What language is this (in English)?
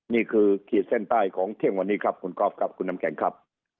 Thai